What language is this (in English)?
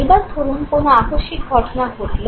Bangla